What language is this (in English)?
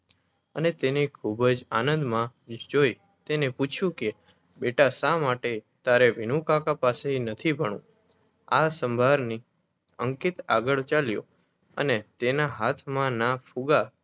Gujarati